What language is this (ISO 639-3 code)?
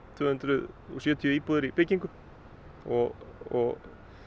isl